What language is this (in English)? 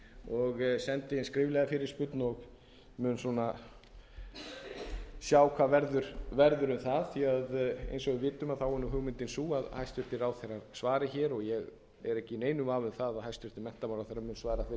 Icelandic